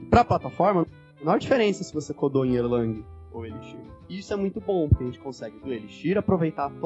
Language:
Portuguese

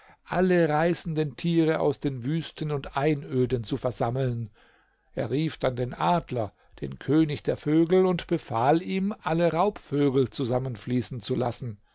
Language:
German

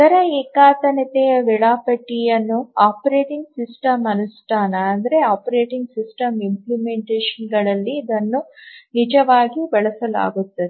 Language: Kannada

